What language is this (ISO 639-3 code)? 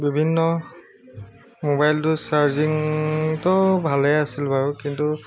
asm